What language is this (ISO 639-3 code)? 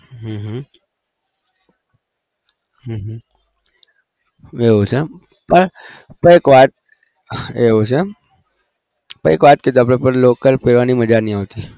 guj